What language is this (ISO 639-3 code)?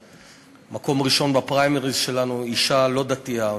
heb